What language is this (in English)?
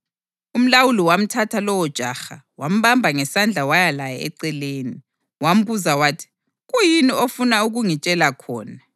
North Ndebele